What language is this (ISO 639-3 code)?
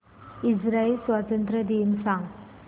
mar